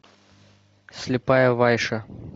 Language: Russian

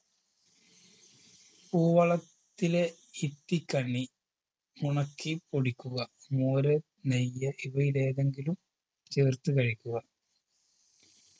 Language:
Malayalam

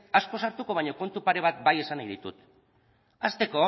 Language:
Basque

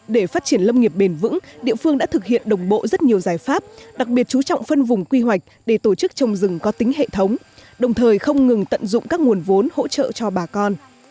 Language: Vietnamese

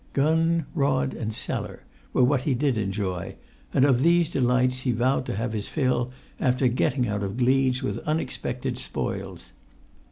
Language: English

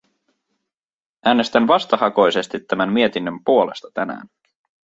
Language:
Finnish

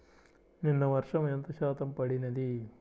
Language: Telugu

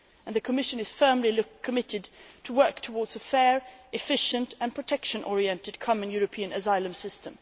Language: English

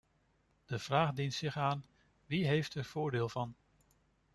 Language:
Dutch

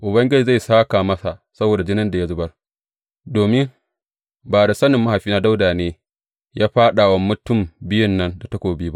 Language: Hausa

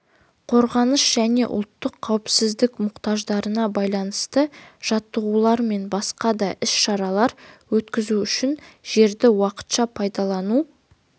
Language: Kazakh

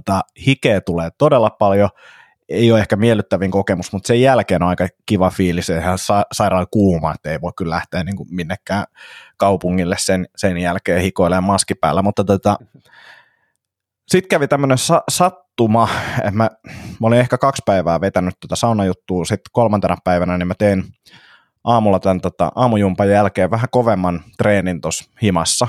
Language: Finnish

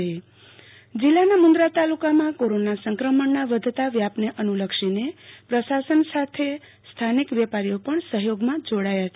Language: Gujarati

